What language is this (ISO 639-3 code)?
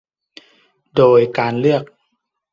tha